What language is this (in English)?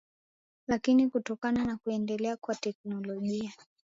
Swahili